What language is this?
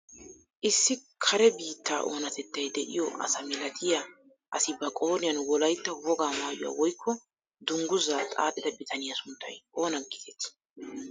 Wolaytta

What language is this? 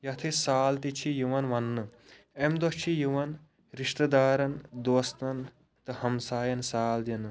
Kashmiri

